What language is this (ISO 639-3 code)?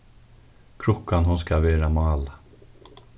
fao